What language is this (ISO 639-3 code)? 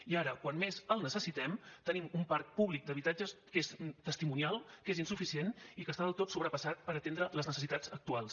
cat